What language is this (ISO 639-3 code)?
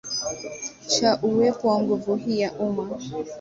swa